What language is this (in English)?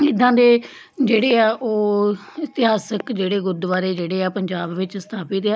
Punjabi